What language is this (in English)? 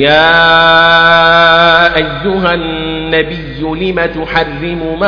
Arabic